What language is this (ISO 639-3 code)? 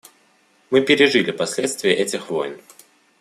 rus